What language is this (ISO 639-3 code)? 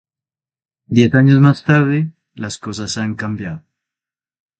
spa